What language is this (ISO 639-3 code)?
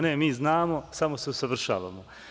srp